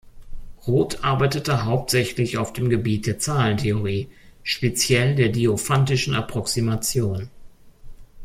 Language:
German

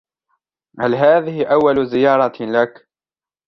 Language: Arabic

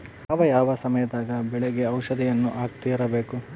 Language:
Kannada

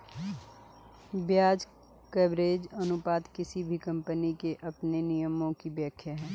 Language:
Hindi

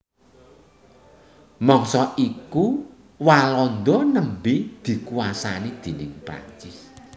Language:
Javanese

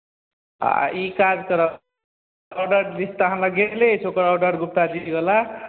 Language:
Maithili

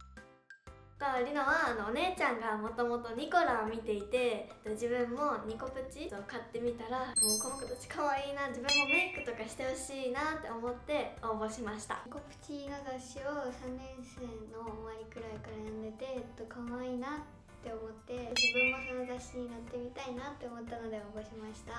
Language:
Japanese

